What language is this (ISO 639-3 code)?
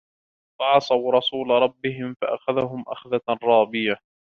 ara